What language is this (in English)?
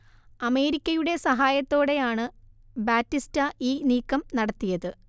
Malayalam